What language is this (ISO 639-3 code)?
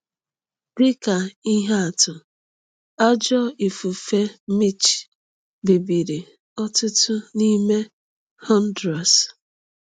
ibo